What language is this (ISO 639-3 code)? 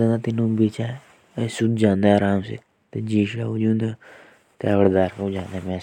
jns